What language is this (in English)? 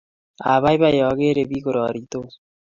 Kalenjin